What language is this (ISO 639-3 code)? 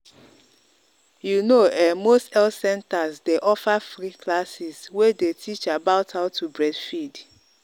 pcm